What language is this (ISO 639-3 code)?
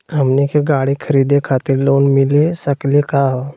mag